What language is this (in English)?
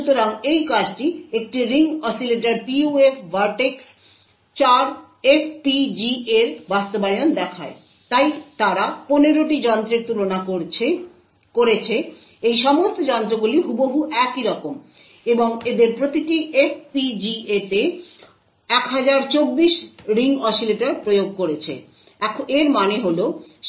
Bangla